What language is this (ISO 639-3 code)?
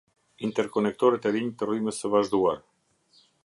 sqi